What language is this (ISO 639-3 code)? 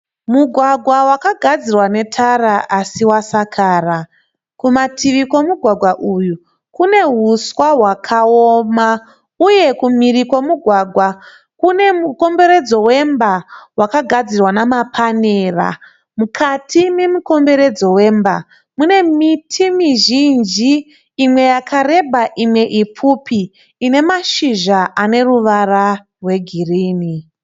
sna